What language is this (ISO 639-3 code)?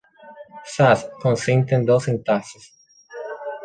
spa